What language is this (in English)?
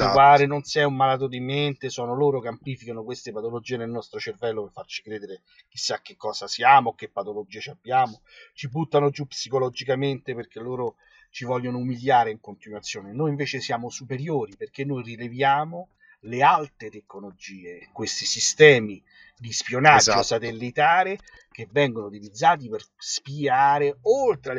Italian